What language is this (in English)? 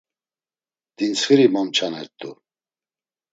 Laz